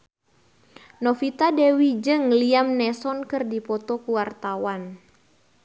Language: Sundanese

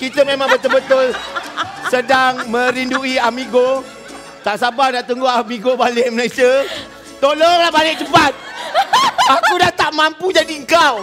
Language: Malay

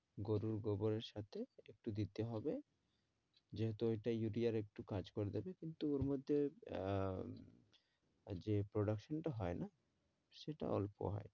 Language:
Bangla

